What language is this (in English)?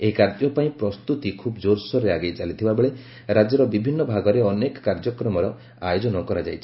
Odia